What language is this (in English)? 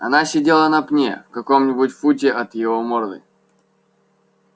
Russian